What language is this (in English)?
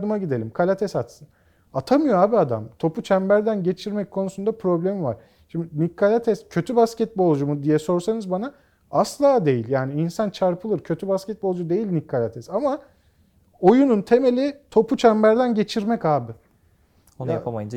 Turkish